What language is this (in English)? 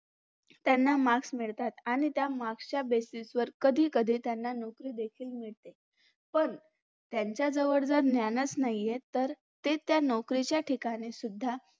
Marathi